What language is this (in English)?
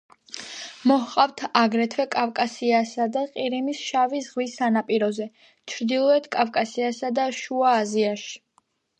Georgian